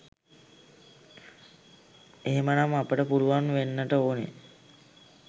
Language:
Sinhala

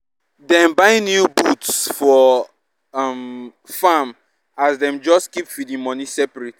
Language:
Nigerian Pidgin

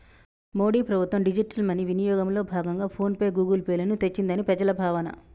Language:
Telugu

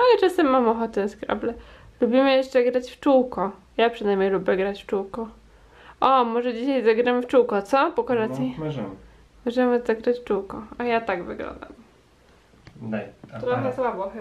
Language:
Polish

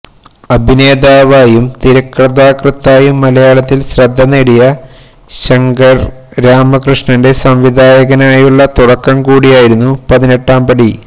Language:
Malayalam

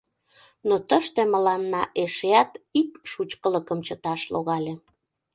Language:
Mari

